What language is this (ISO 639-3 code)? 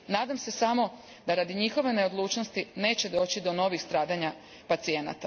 hrv